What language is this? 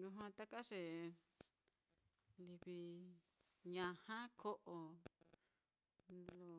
Mitlatongo Mixtec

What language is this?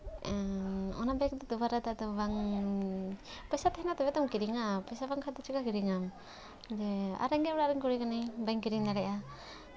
Santali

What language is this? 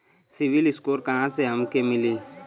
Bhojpuri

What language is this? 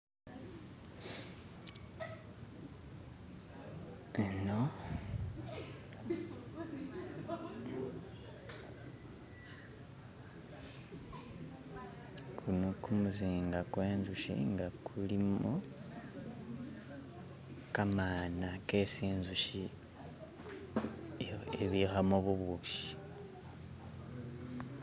Masaaba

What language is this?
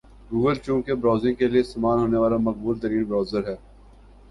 Urdu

